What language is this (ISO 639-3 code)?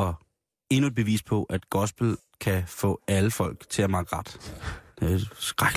dan